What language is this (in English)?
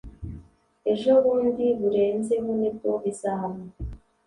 Kinyarwanda